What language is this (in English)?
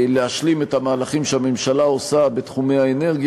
Hebrew